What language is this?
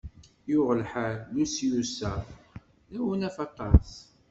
Kabyle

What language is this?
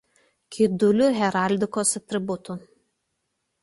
Lithuanian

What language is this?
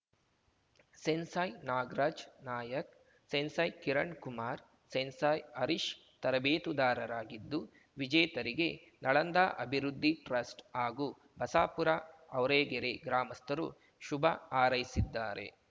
Kannada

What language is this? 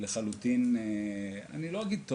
Hebrew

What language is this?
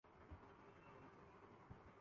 Urdu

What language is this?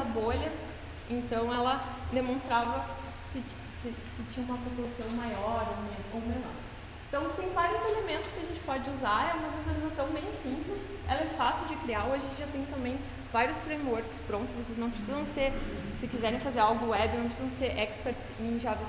Portuguese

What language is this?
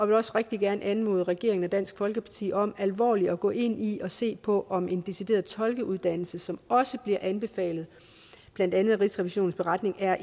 Danish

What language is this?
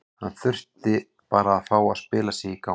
Icelandic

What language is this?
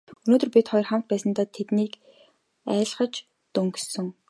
Mongolian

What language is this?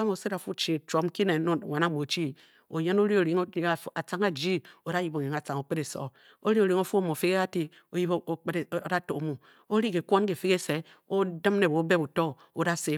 Bokyi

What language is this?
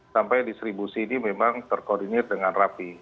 Indonesian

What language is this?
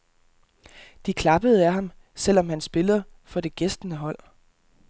Danish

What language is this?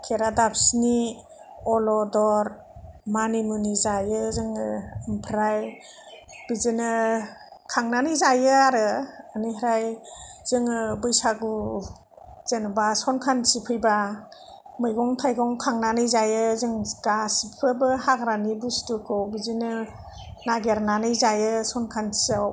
Bodo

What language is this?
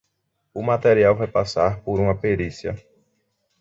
Portuguese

